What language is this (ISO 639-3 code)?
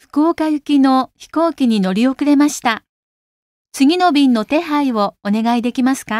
jpn